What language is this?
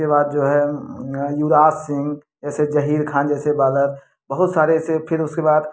Hindi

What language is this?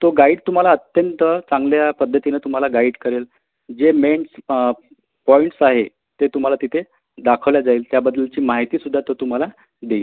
Marathi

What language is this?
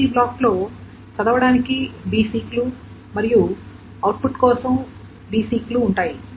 Telugu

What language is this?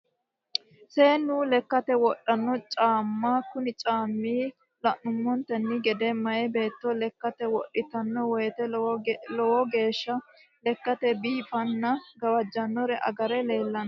Sidamo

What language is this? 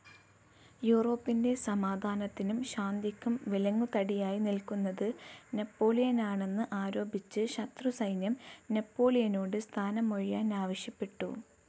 Malayalam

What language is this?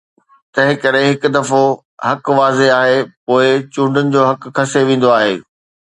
Sindhi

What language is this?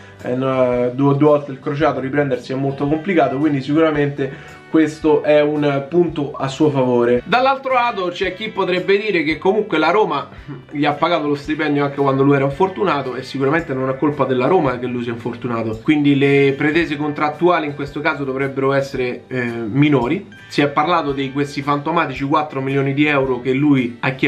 Italian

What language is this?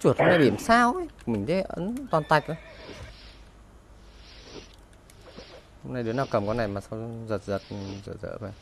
Vietnamese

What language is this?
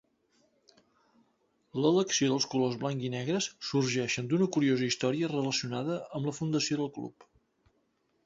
Catalan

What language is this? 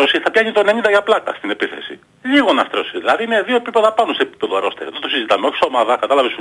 Greek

